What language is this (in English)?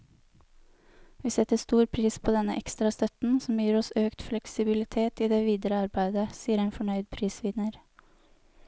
Norwegian